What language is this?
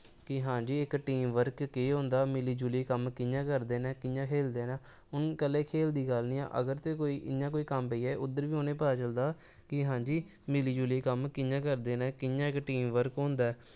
Dogri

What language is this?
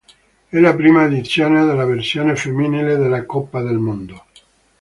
Italian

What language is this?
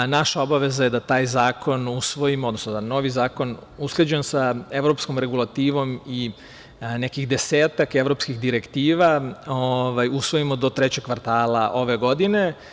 Serbian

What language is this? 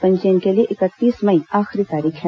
Hindi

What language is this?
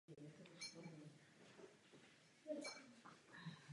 Czech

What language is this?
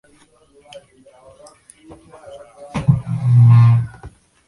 Chinese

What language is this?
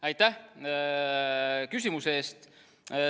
Estonian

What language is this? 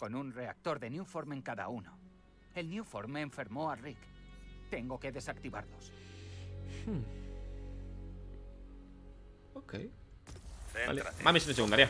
Spanish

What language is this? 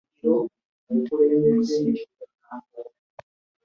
Ganda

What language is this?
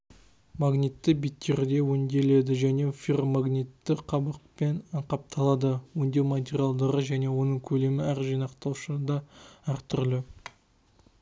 Kazakh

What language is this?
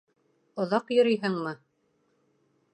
Bashkir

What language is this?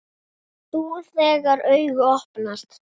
Icelandic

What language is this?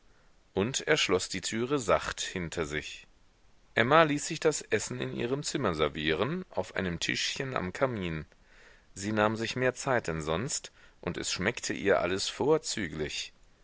German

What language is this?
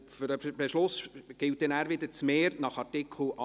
Swiss German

